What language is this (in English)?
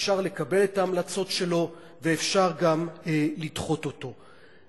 Hebrew